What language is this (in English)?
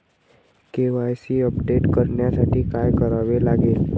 Marathi